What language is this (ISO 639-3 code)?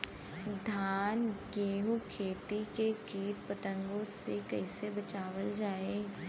bho